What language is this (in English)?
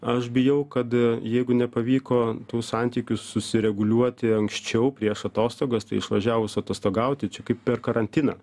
Lithuanian